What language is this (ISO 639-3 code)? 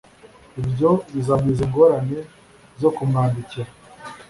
kin